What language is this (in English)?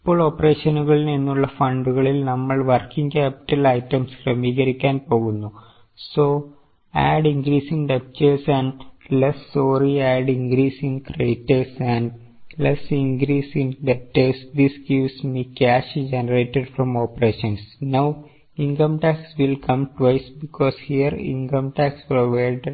Malayalam